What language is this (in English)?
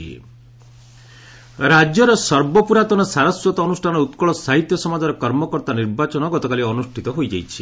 Odia